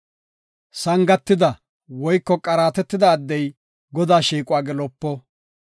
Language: Gofa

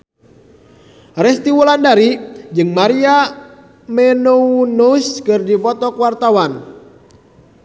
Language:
Sundanese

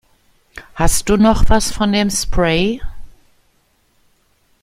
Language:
German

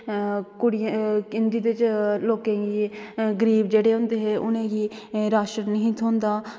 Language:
Dogri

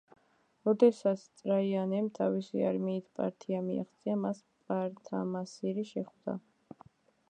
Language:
Georgian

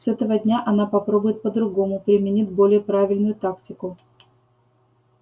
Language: Russian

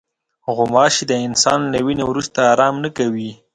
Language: Pashto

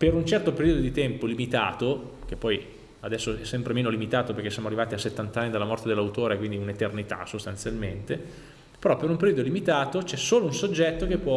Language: Italian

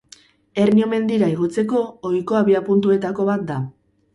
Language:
Basque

